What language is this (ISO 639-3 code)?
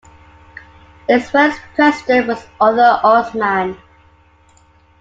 eng